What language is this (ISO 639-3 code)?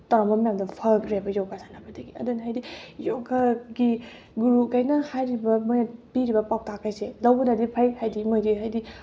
mni